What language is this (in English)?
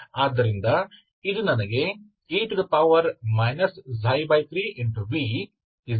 Kannada